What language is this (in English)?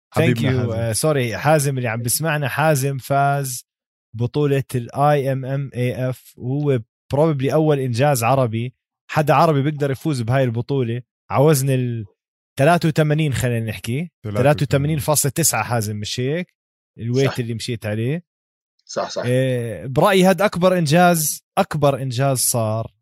Arabic